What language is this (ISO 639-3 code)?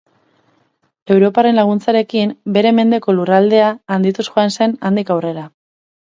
eus